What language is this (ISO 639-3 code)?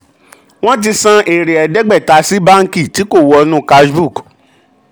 yor